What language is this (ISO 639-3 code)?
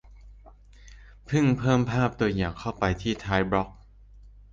tha